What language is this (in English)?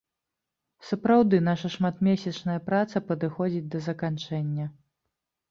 Belarusian